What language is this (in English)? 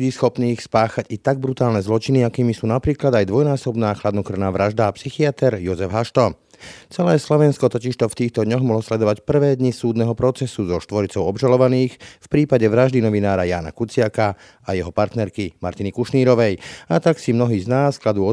Slovak